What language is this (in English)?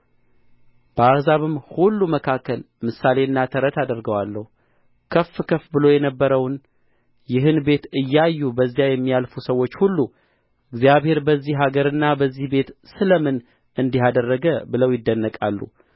Amharic